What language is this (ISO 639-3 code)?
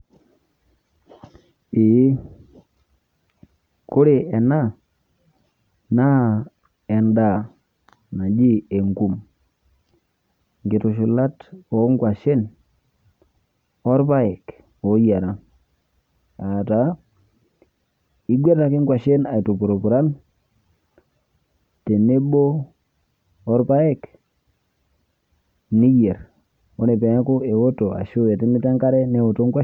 mas